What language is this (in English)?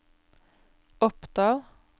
Norwegian